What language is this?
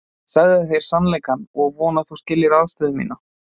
Icelandic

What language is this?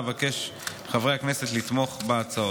Hebrew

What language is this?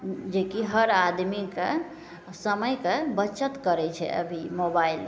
Maithili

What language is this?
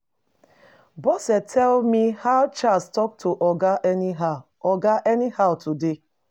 Nigerian Pidgin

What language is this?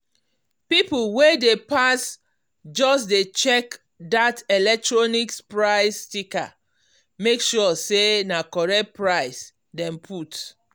Nigerian Pidgin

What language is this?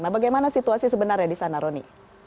Indonesian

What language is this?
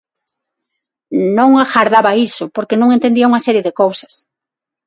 Galician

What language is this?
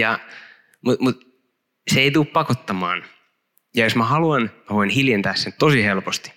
Finnish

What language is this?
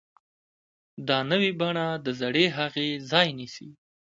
Pashto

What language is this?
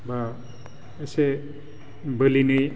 Bodo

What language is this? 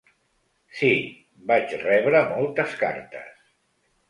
Catalan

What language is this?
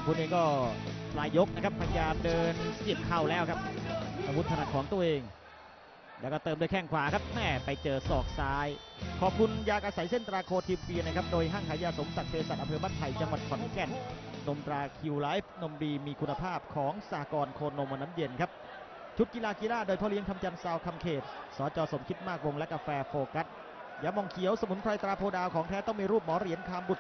Thai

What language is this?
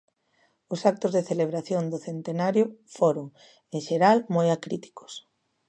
Galician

